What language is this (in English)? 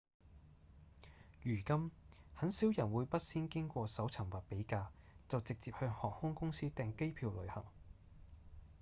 Cantonese